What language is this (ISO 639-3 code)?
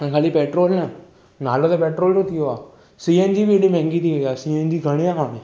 snd